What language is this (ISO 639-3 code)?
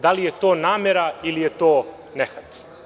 srp